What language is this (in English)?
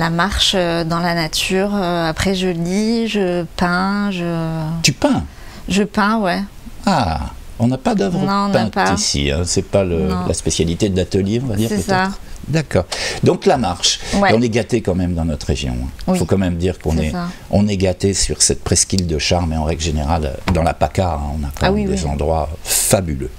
French